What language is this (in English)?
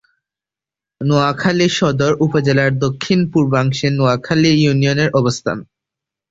Bangla